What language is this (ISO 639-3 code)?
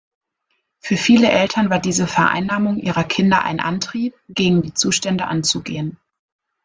deu